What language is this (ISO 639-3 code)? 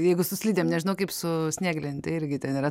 lit